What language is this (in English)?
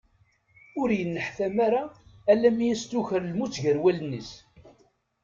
Kabyle